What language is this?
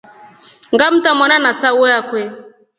Rombo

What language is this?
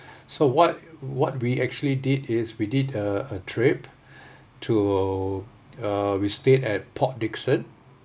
English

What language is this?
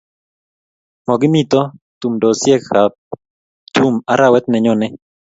Kalenjin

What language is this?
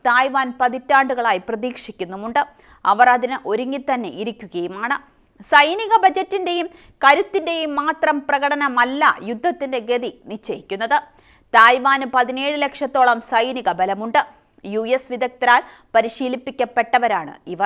Malayalam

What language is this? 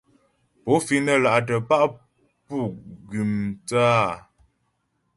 Ghomala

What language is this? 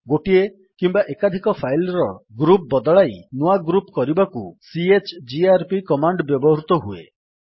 Odia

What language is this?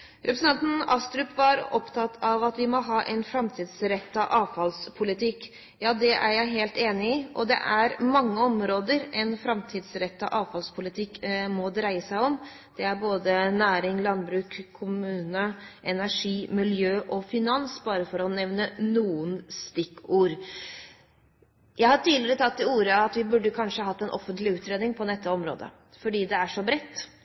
Norwegian Bokmål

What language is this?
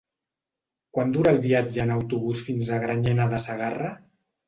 Catalan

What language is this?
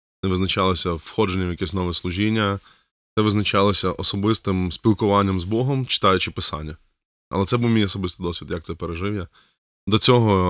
Ukrainian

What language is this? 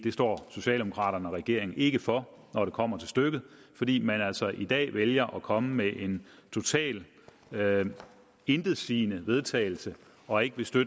Danish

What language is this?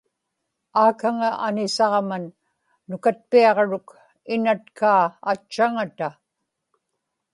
Inupiaq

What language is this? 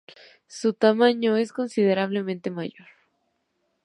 Spanish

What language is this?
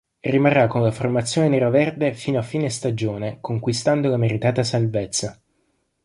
Italian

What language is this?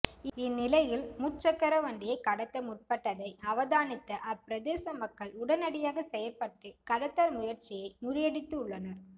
Tamil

